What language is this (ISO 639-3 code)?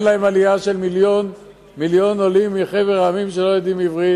heb